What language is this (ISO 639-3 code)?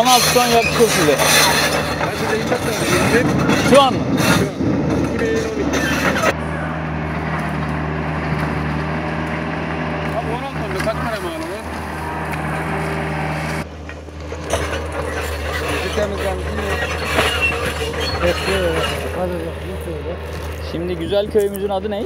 tur